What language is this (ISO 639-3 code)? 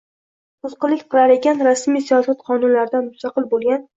uzb